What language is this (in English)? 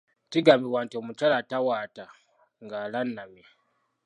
Ganda